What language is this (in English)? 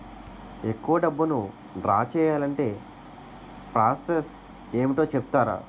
Telugu